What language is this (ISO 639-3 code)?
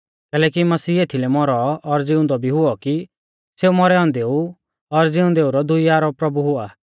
bfz